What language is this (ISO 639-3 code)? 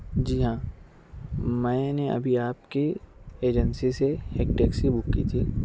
urd